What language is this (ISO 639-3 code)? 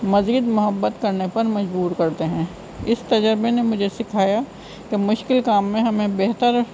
urd